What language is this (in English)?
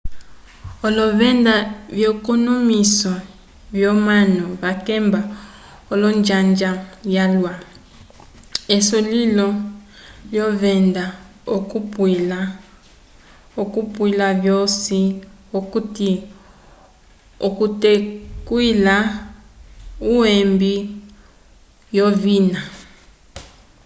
Umbundu